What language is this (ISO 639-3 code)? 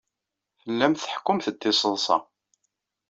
kab